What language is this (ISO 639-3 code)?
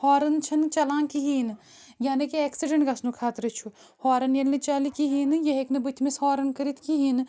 kas